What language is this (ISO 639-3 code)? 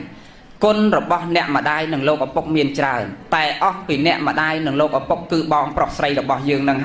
tha